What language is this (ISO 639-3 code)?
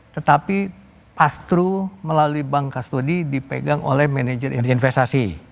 ind